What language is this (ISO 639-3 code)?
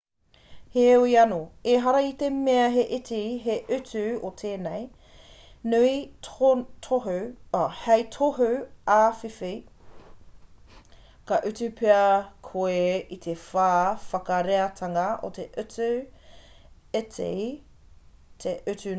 mri